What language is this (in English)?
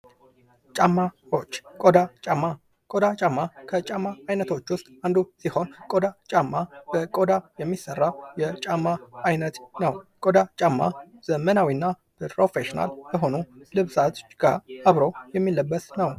Amharic